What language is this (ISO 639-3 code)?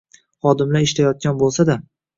uzb